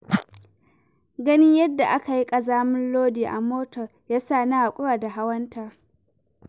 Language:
Hausa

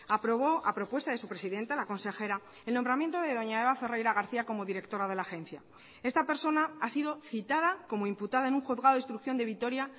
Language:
Spanish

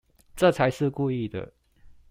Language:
Chinese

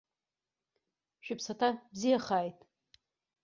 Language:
Abkhazian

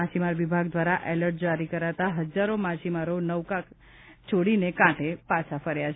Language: Gujarati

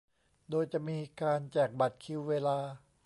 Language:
Thai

